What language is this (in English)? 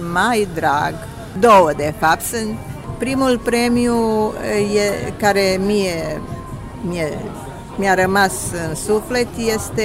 Romanian